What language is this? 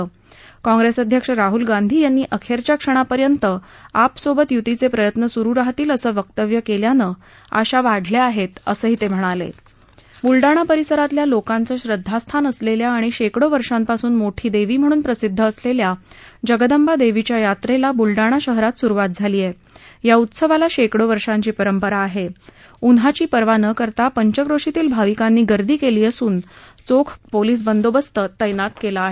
Marathi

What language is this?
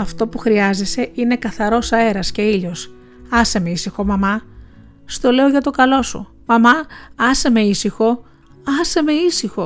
Greek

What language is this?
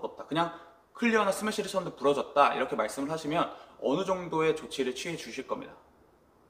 Korean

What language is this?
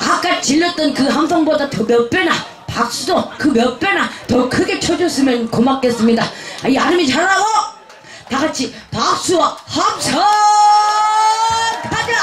Korean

